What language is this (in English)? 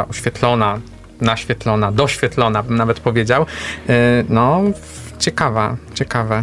Polish